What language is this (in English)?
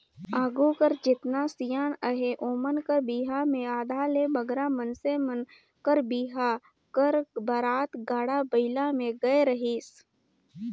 Chhattisgarhi